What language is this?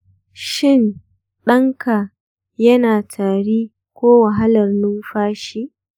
Hausa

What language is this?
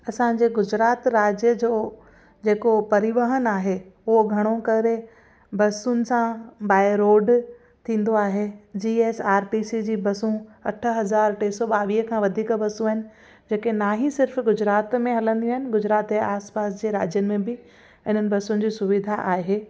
Sindhi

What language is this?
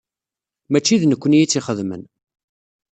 Kabyle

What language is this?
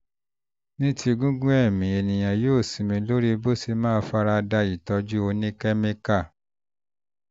Yoruba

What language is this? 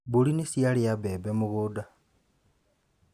Kikuyu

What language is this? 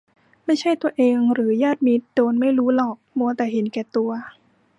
Thai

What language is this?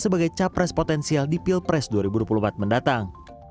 Indonesian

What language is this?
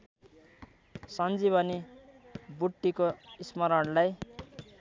Nepali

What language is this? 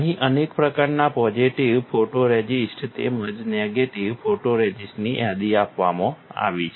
Gujarati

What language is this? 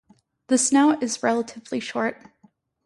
English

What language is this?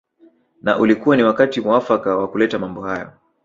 Swahili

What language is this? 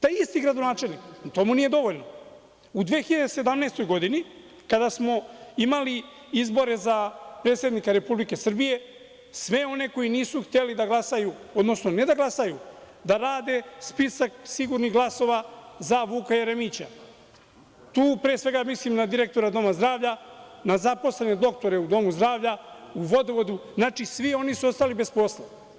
Serbian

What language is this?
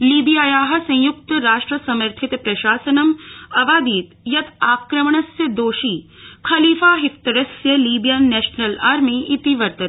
Sanskrit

